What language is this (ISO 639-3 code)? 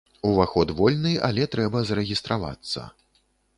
bel